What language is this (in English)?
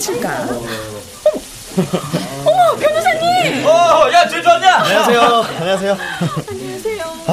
Korean